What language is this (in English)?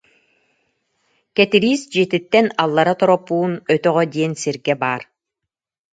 Yakut